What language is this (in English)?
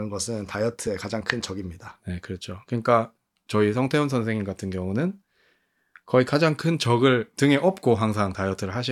Korean